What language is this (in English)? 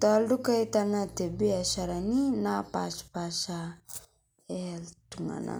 Masai